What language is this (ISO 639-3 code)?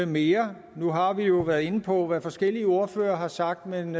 dan